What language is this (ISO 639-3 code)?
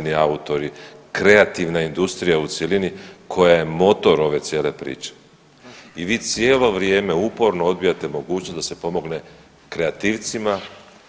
hrv